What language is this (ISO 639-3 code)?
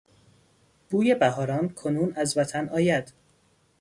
fas